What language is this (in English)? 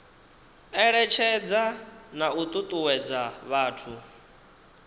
Venda